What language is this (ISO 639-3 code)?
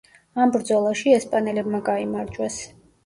kat